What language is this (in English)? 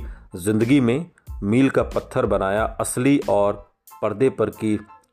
Hindi